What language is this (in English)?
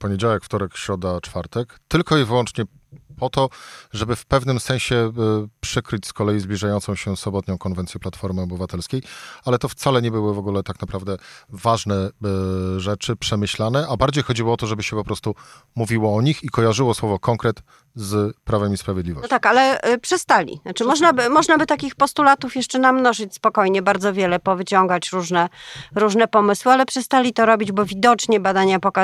Polish